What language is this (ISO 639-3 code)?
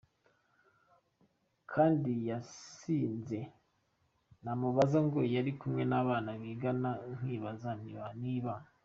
kin